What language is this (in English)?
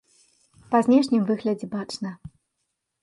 Belarusian